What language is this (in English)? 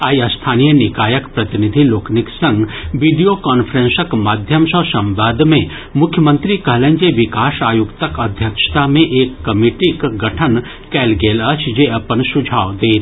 Maithili